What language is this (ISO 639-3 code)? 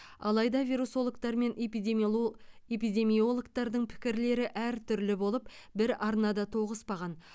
kaz